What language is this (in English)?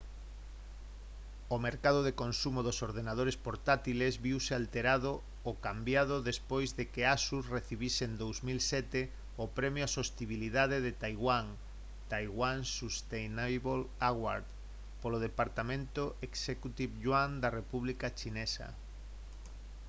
Galician